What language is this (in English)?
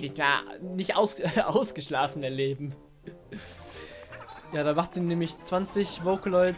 German